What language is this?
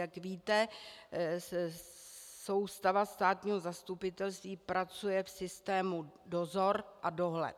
Czech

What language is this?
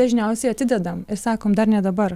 Lithuanian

